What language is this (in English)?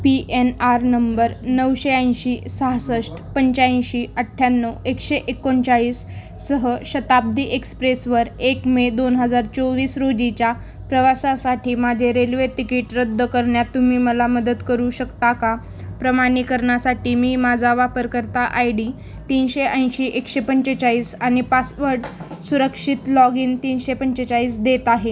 Marathi